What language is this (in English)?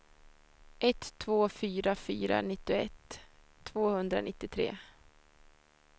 Swedish